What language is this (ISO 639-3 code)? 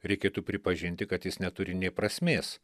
lit